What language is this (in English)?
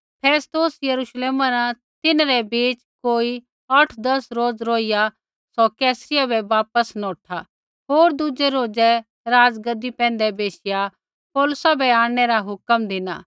Kullu Pahari